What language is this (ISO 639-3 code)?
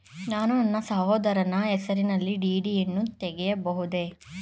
kan